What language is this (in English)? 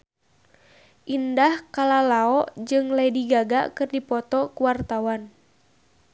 Sundanese